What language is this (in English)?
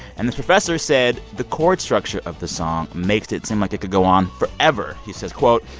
English